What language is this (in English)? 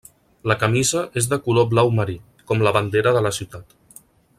Catalan